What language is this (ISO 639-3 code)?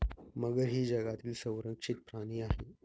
mar